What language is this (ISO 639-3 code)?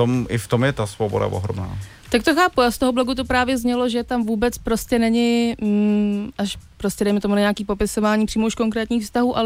ces